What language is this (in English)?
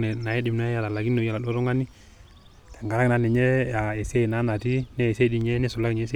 Masai